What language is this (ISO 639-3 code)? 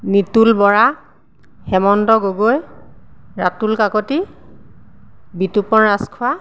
asm